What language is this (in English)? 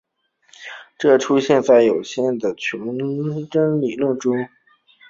Chinese